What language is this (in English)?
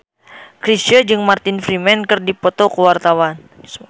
Sundanese